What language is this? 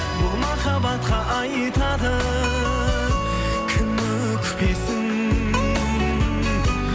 Kazakh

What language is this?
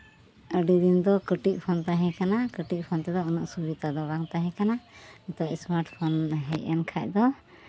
Santali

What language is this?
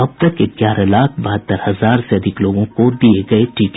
Hindi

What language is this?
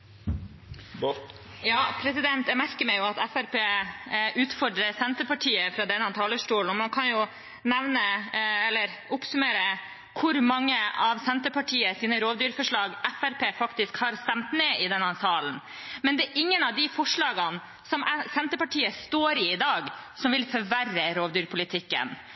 Norwegian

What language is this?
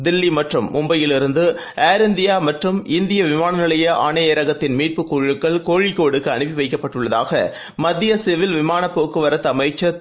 Tamil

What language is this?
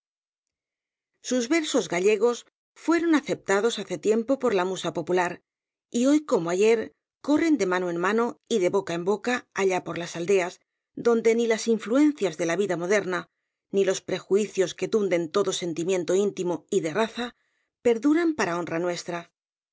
Spanish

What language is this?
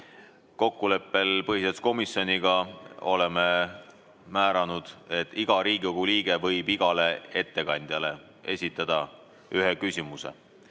Estonian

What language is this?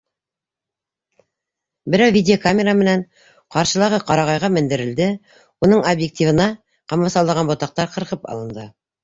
Bashkir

